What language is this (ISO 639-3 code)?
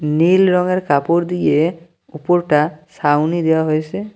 ben